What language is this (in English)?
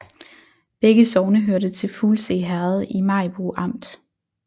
Danish